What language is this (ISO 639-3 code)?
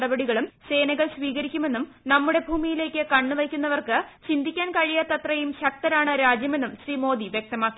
mal